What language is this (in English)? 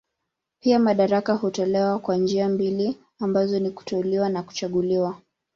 Swahili